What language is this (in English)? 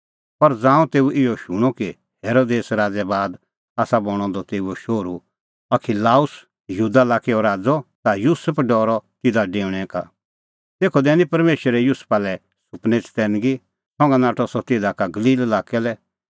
Kullu Pahari